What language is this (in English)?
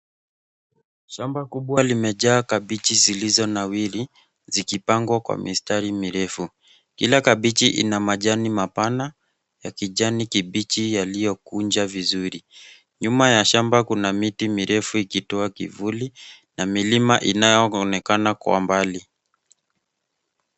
Swahili